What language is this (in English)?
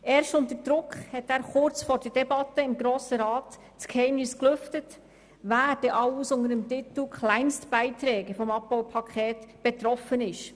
Swiss German